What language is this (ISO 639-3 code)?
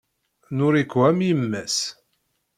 kab